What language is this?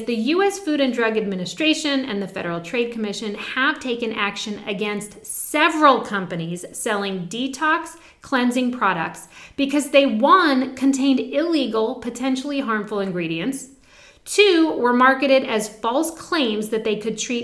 English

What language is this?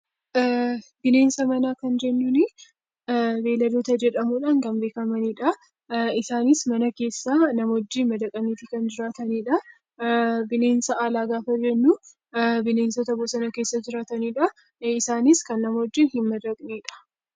Oromo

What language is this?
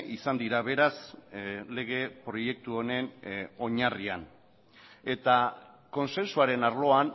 Basque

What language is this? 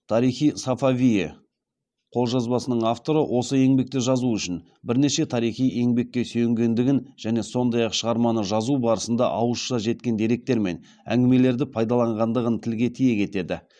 Kazakh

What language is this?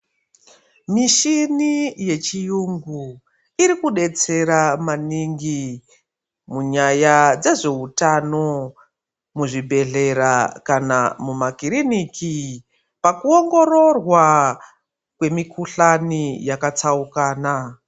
Ndau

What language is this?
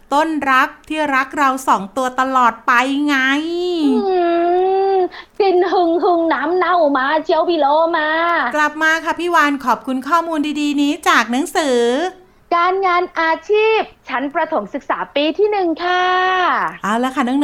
Thai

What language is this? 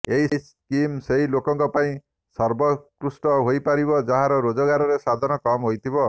Odia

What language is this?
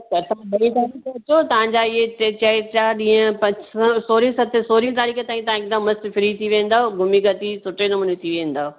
Sindhi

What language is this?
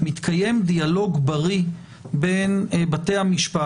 Hebrew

